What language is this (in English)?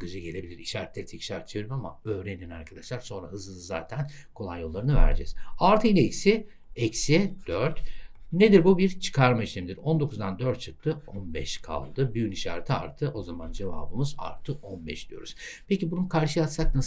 Turkish